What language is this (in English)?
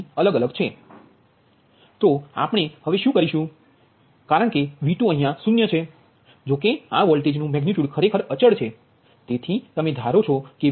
Gujarati